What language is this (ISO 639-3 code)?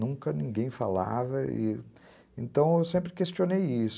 por